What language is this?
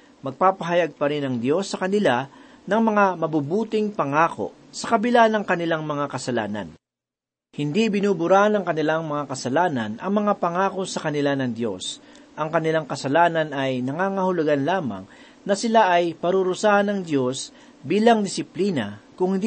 Filipino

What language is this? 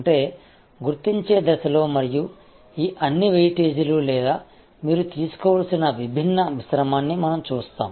Telugu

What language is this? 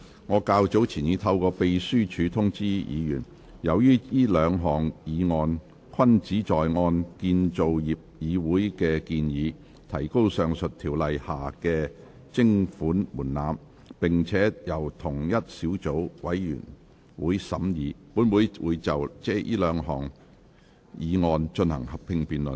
Cantonese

